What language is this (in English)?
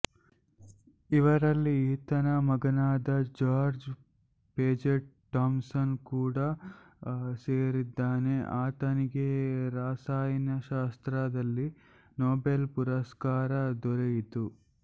Kannada